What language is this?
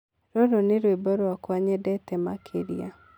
Kikuyu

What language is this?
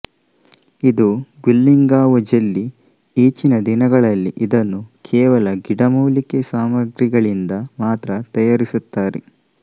Kannada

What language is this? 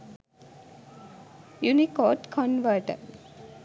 Sinhala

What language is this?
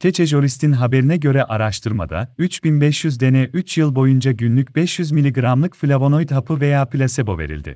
Turkish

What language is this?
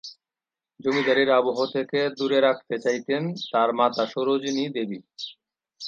Bangla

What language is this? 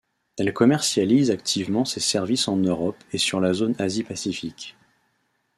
French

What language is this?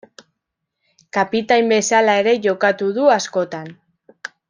Basque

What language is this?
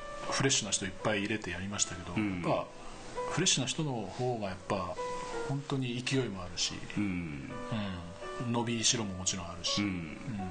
Japanese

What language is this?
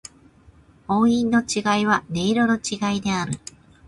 Japanese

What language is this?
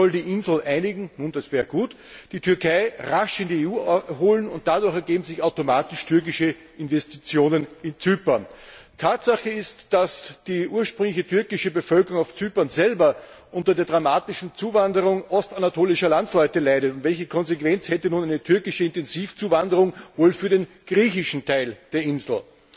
German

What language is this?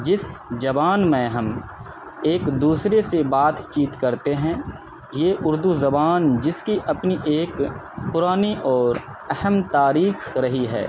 Urdu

